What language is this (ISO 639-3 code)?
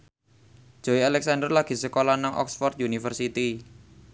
jav